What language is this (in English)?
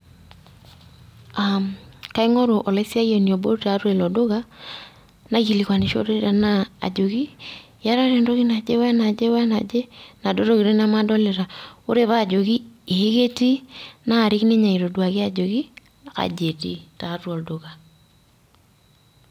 Masai